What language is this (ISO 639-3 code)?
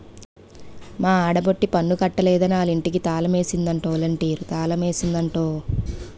tel